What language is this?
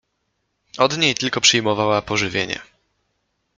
Polish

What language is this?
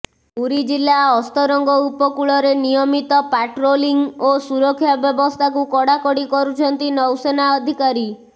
Odia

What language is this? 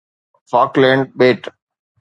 Sindhi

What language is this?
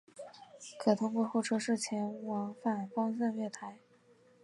Chinese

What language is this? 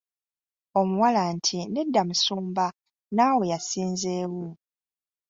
Ganda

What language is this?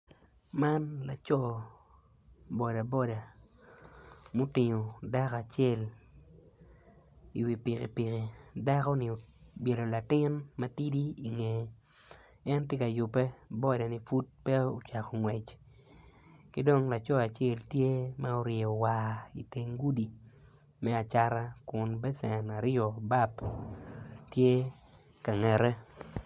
Acoli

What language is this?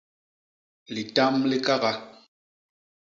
Basaa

